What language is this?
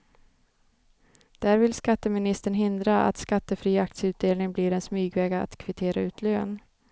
Swedish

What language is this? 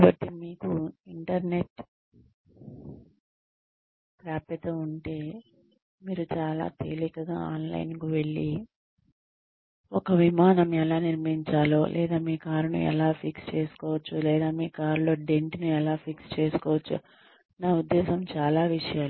Telugu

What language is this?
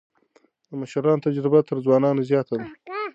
Pashto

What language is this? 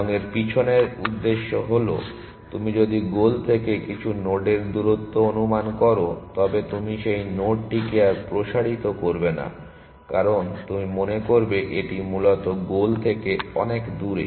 Bangla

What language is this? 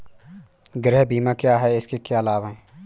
Hindi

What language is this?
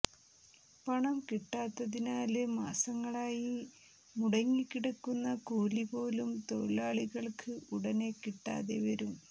Malayalam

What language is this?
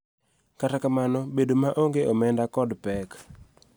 Luo (Kenya and Tanzania)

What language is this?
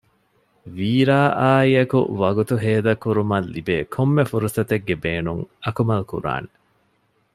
Divehi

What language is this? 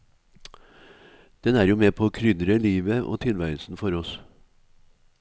Norwegian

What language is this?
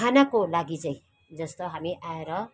Nepali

